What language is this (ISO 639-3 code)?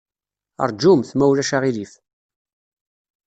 kab